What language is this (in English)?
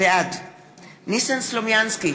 Hebrew